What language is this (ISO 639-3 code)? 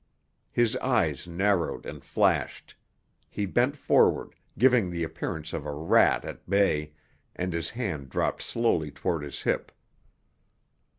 eng